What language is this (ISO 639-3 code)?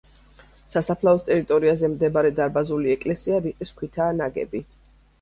kat